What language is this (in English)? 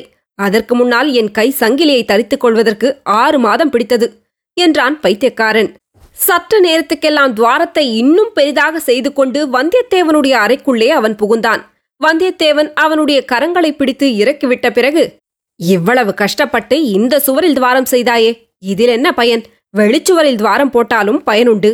Tamil